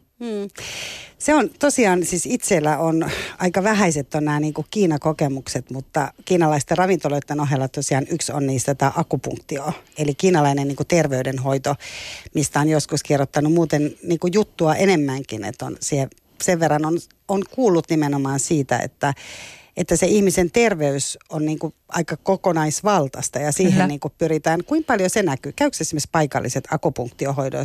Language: Finnish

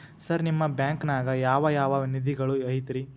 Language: Kannada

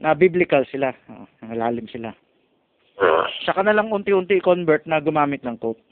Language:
Filipino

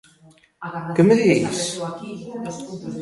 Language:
Galician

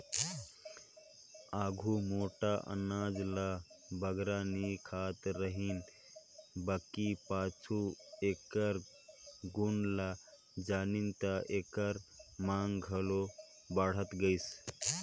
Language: Chhattisgarhi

